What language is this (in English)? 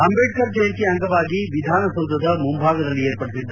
Kannada